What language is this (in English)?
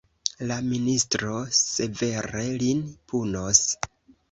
Esperanto